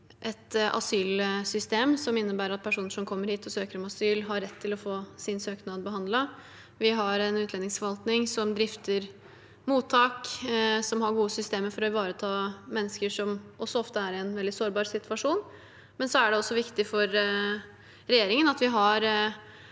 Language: Norwegian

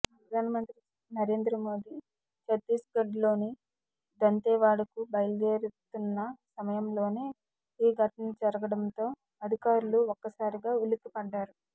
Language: Telugu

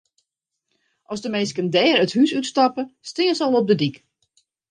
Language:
Western Frisian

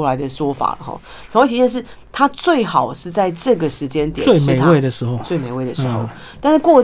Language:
Chinese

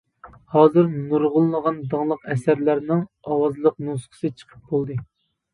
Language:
Uyghur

